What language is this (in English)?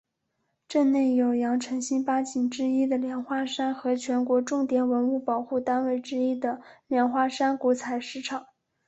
Chinese